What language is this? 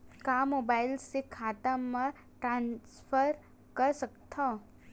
Chhattisgarhi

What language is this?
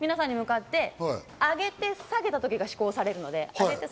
Japanese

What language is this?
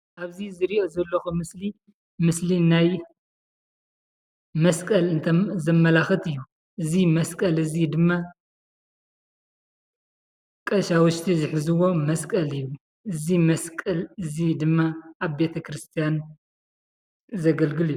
Tigrinya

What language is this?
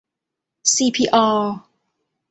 Thai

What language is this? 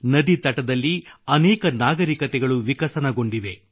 Kannada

